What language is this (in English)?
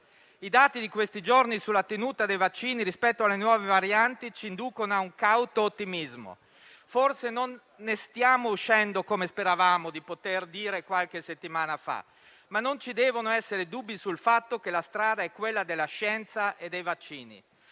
Italian